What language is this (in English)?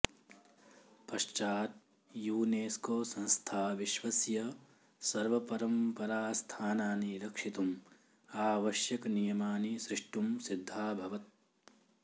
Sanskrit